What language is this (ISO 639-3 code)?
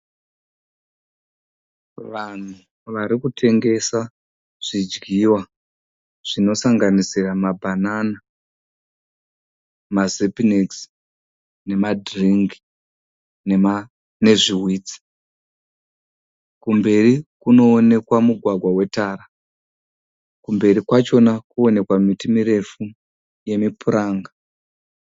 sna